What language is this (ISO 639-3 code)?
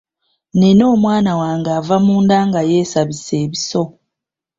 lug